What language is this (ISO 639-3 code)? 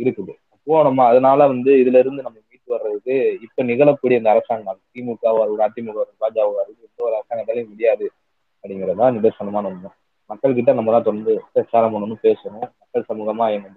tam